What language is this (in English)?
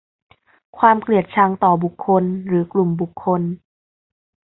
Thai